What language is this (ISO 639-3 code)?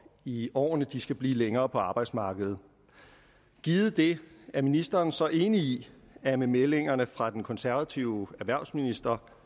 dan